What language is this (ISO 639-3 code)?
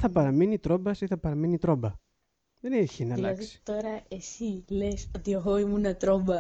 ell